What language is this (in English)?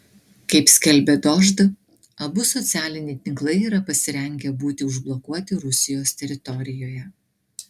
Lithuanian